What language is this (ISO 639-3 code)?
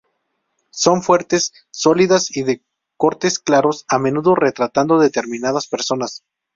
spa